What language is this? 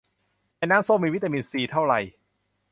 Thai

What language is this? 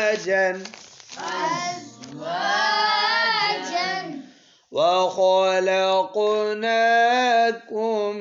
Arabic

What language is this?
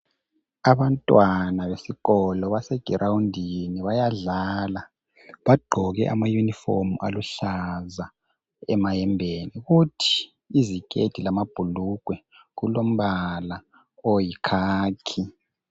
North Ndebele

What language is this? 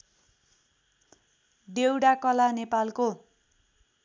Nepali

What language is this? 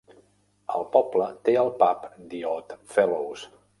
Catalan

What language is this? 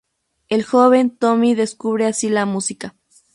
Spanish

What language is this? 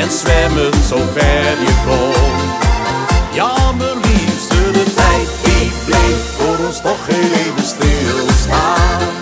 Dutch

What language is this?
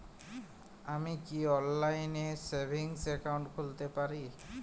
Bangla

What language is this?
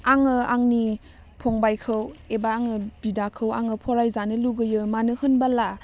Bodo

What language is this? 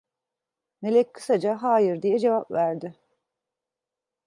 Turkish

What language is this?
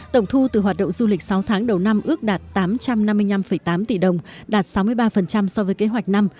Vietnamese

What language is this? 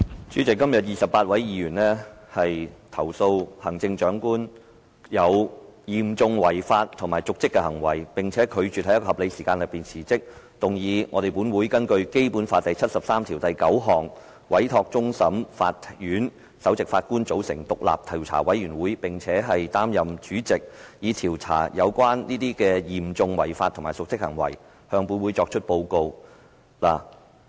Cantonese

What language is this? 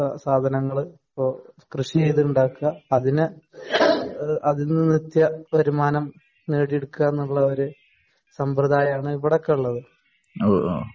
Malayalam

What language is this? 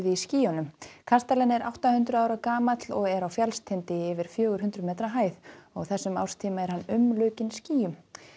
Icelandic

